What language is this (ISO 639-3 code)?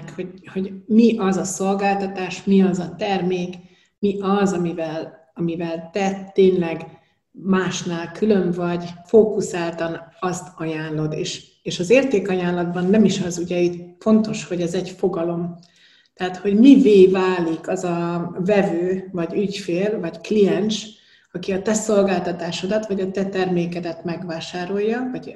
hun